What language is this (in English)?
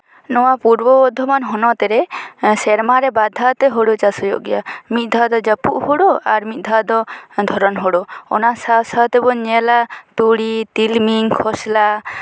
Santali